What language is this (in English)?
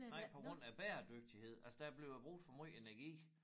Danish